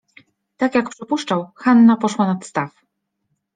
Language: Polish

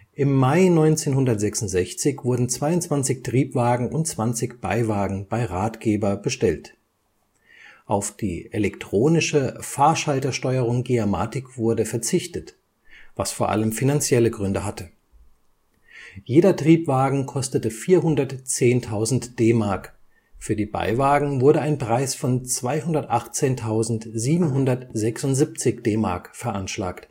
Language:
German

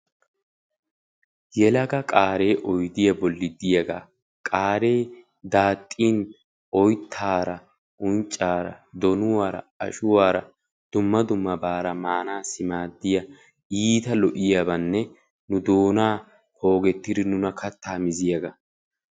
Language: Wolaytta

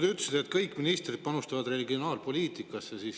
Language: Estonian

